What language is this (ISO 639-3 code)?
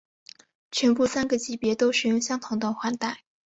zho